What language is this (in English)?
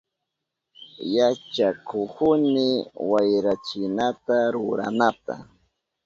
Southern Pastaza Quechua